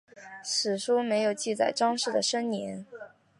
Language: Chinese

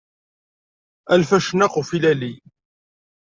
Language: Kabyle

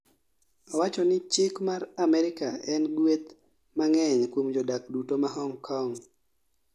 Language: Luo (Kenya and Tanzania)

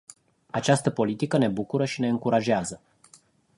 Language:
Romanian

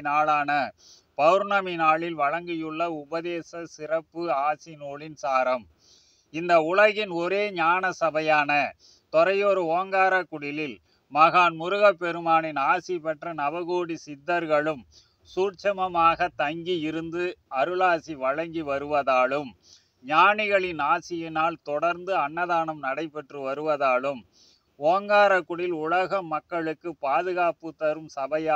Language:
Tamil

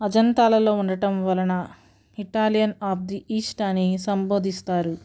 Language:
Telugu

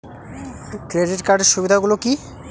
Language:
Bangla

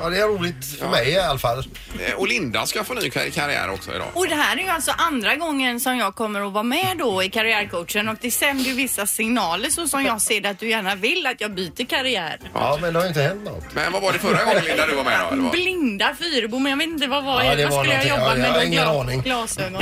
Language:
Swedish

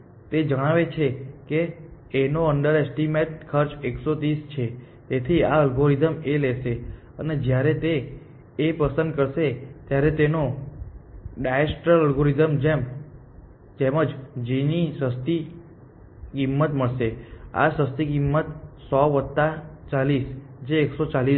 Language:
Gujarati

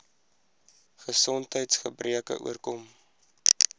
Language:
Afrikaans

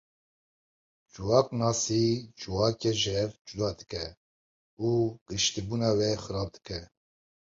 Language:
Kurdish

